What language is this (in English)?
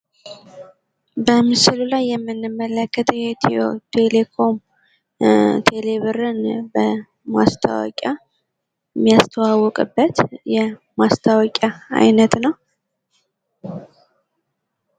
Amharic